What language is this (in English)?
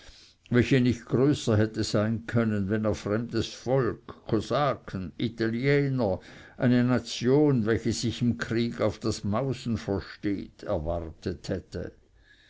German